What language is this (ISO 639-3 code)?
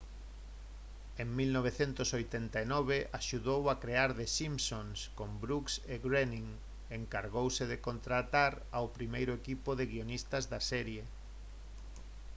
glg